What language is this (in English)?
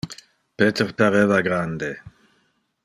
Interlingua